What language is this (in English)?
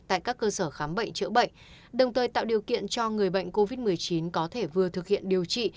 Vietnamese